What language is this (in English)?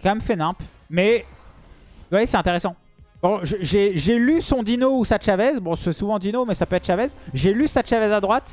French